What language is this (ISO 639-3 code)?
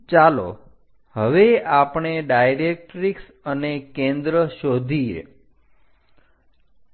guj